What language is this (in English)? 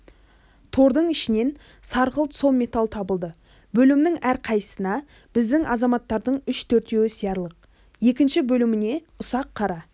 Kazakh